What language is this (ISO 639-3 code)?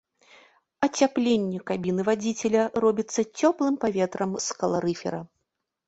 bel